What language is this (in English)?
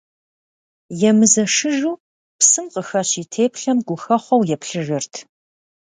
Kabardian